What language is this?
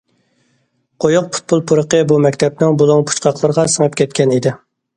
Uyghur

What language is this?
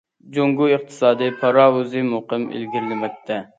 Uyghur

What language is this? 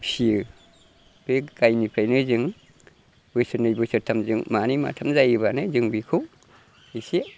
Bodo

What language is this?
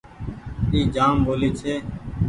Goaria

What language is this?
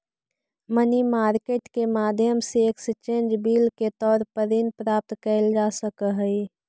Magahi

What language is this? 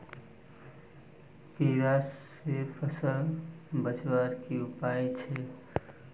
Magahi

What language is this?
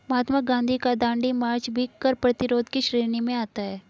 Hindi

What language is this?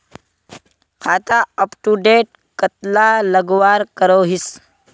Magahi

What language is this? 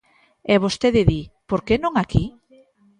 Galician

